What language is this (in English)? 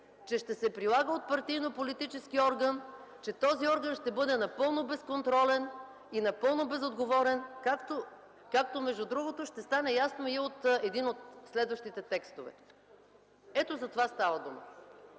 Bulgarian